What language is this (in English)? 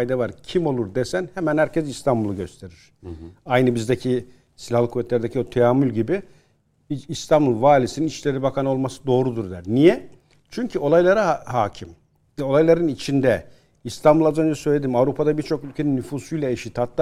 Turkish